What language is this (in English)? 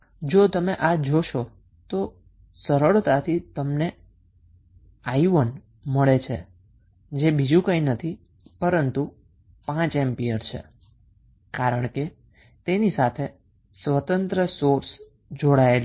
Gujarati